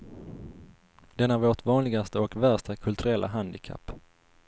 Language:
Swedish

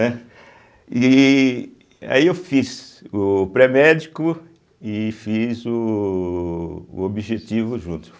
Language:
Portuguese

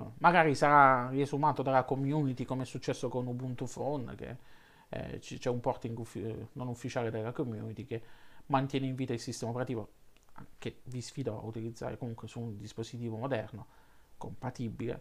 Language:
Italian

